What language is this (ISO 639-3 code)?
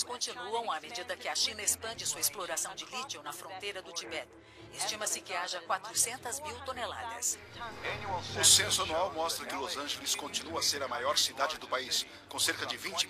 por